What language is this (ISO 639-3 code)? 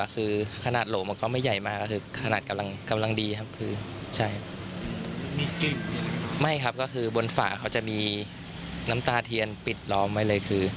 tha